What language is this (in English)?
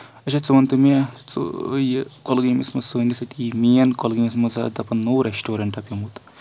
Kashmiri